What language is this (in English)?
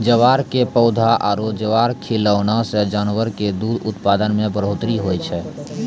Maithili